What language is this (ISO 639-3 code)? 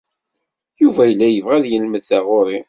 kab